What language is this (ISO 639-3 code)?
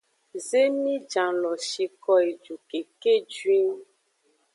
ajg